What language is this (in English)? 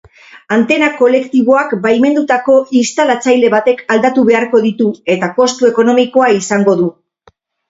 Basque